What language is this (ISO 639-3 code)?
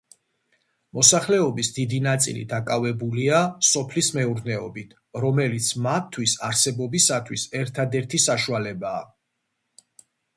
kat